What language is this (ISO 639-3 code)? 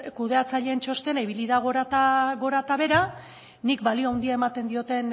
eus